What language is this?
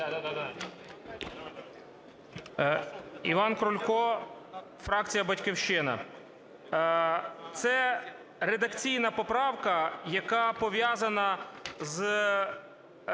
Ukrainian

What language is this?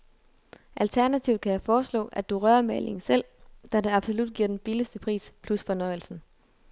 Danish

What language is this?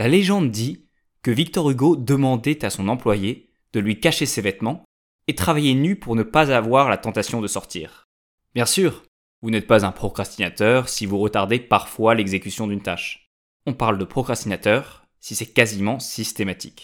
French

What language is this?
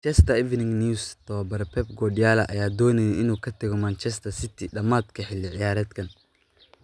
Somali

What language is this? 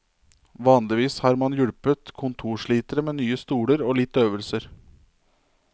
Norwegian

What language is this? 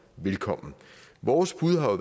Danish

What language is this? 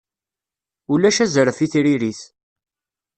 Kabyle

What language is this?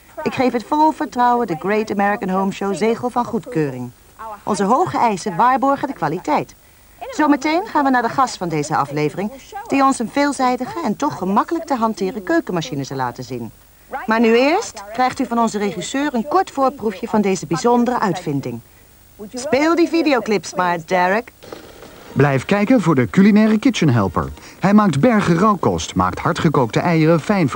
Dutch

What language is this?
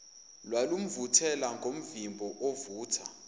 Zulu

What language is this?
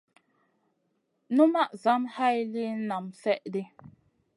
Masana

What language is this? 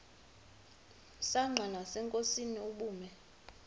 Xhosa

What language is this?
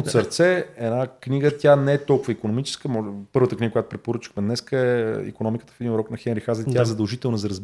Bulgarian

